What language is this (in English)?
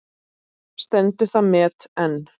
Icelandic